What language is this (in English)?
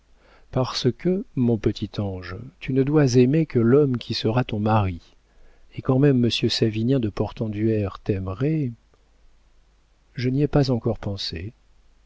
French